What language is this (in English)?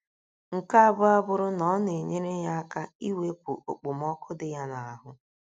Igbo